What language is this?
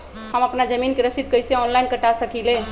Magahi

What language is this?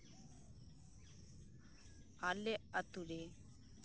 Santali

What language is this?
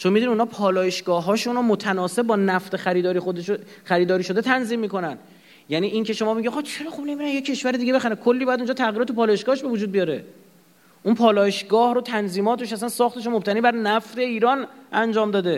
Persian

